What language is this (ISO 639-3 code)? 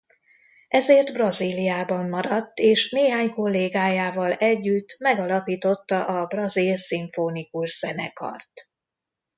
hun